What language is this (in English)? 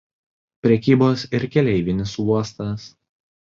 Lithuanian